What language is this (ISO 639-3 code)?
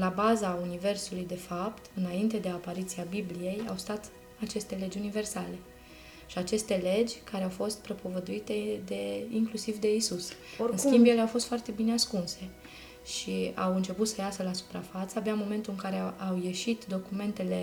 ron